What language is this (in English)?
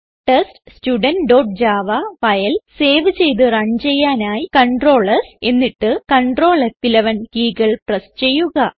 Malayalam